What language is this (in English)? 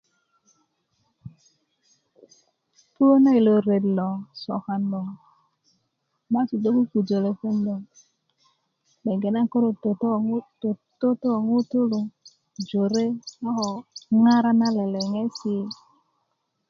Kuku